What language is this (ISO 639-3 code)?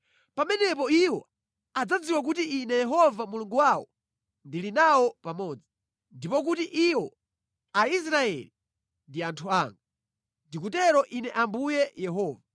nya